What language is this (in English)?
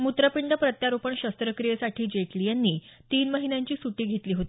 Marathi